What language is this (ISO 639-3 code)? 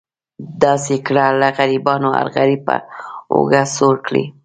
pus